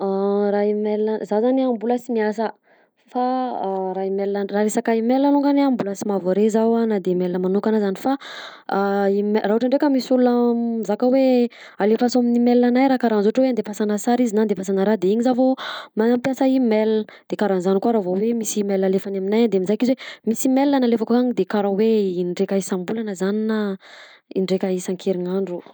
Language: Southern Betsimisaraka Malagasy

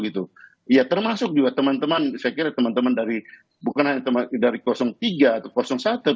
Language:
Indonesian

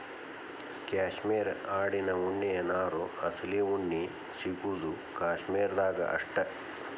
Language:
Kannada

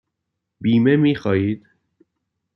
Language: Persian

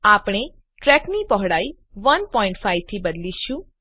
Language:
Gujarati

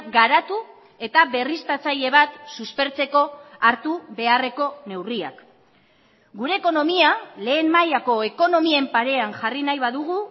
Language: Basque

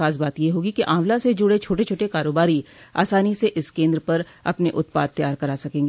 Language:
Hindi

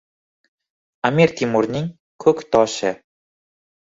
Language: Uzbek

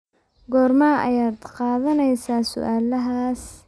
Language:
Somali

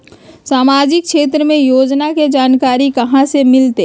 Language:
Magahi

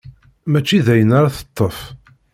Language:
Kabyle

